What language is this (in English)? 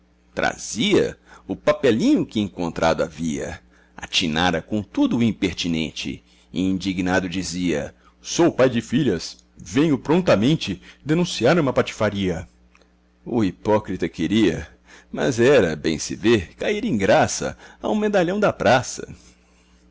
Portuguese